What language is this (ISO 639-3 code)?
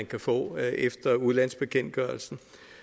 dan